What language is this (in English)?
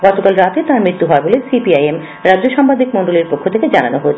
Bangla